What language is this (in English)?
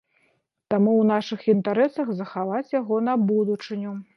Belarusian